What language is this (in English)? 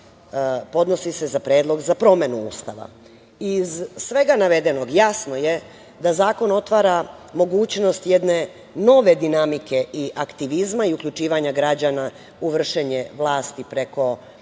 Serbian